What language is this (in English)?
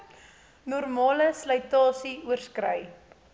Afrikaans